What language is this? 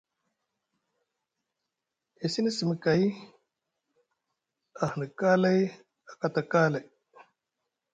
Musgu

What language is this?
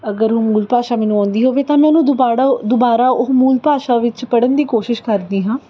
Punjabi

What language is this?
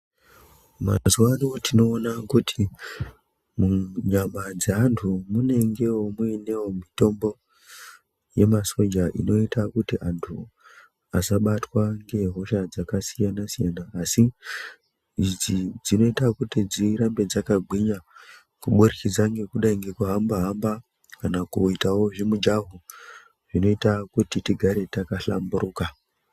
Ndau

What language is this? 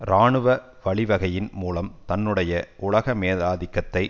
Tamil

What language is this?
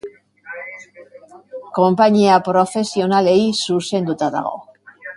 Basque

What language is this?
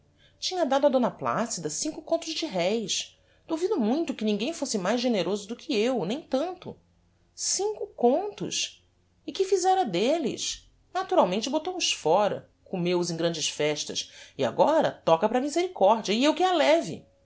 Portuguese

